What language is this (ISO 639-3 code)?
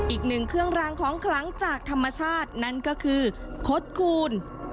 tha